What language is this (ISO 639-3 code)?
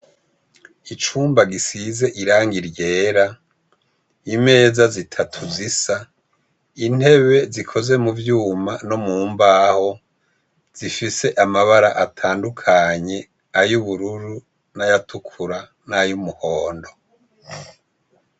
run